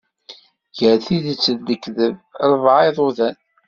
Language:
Kabyle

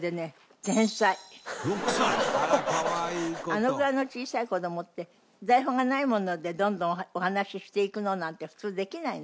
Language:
Japanese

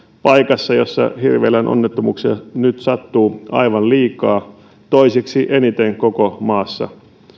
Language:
Finnish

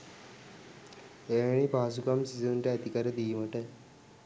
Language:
Sinhala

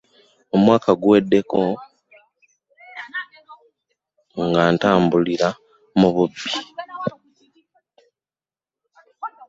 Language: Ganda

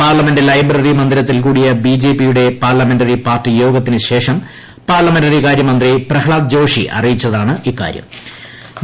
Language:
Malayalam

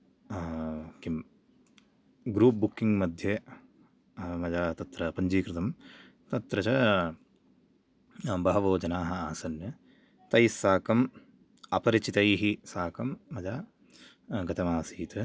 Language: Sanskrit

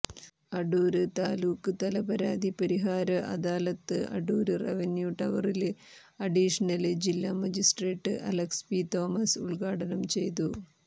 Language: Malayalam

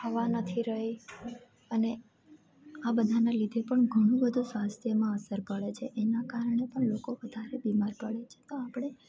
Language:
Gujarati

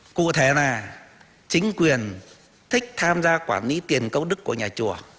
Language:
Vietnamese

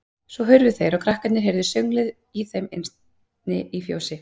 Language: Icelandic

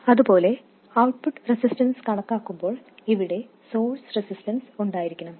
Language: Malayalam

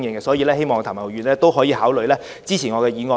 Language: Cantonese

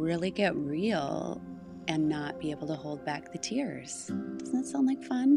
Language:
English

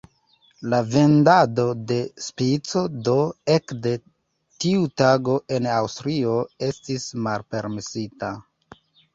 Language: Esperanto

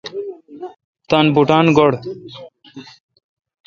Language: Kalkoti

